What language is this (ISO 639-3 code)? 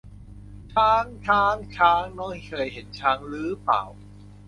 tha